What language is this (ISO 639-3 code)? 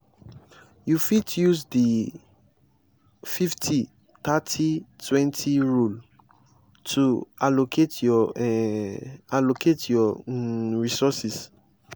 pcm